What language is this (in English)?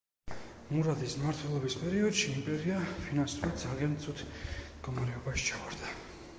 Georgian